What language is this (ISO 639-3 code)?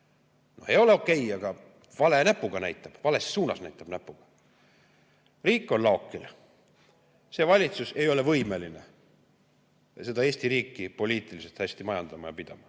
est